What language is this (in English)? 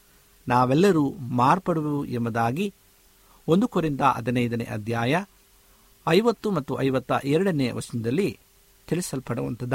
Kannada